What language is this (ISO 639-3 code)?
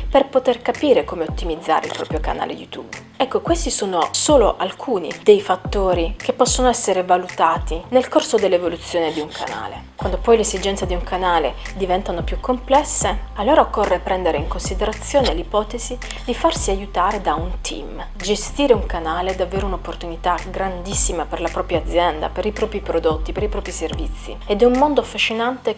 ita